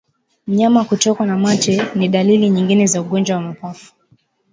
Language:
Swahili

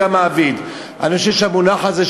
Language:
Hebrew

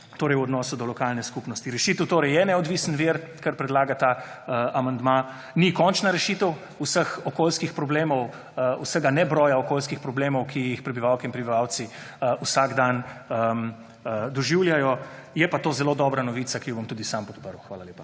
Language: Slovenian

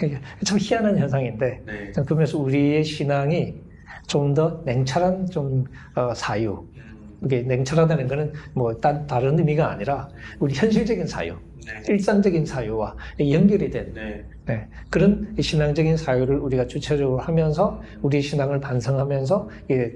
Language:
Korean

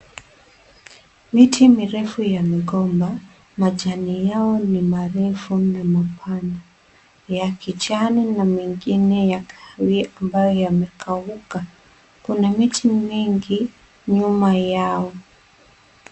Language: Swahili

